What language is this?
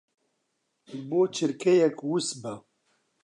Central Kurdish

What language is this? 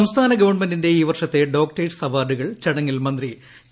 Malayalam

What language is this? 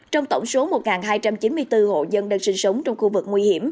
Vietnamese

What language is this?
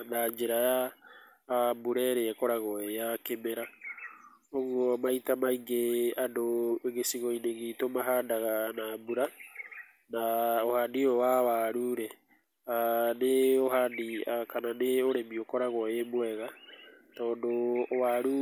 Kikuyu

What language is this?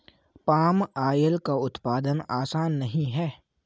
Hindi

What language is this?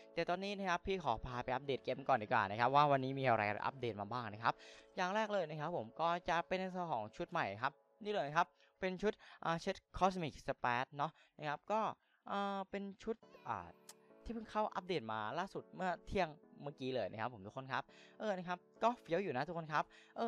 Thai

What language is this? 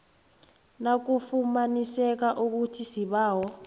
South Ndebele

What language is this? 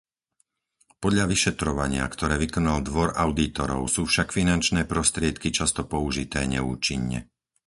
Slovak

